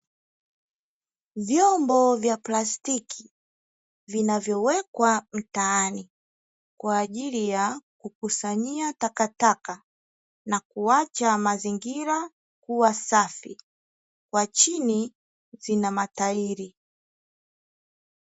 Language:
Swahili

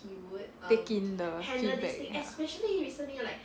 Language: English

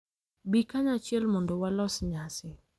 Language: Luo (Kenya and Tanzania)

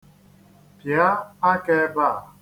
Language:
Igbo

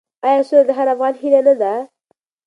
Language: Pashto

